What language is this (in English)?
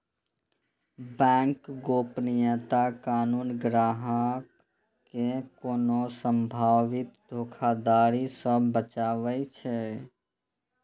Maithili